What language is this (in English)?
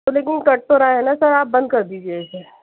Urdu